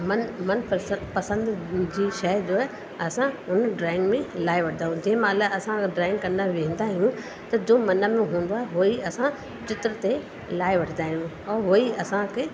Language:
Sindhi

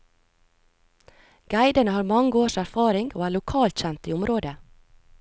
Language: Norwegian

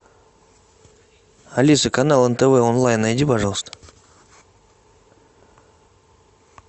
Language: Russian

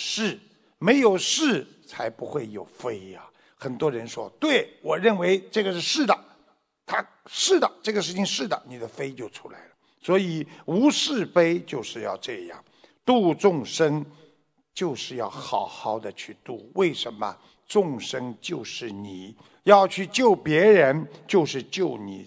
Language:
Chinese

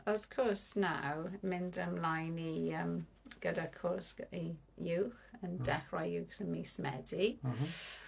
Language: Welsh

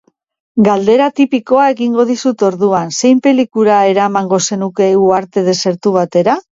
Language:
Basque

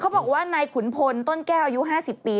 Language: Thai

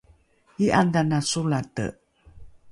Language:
Rukai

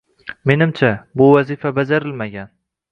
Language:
Uzbek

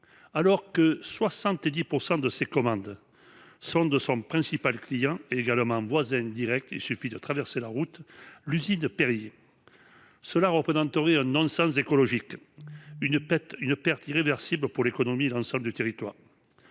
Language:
French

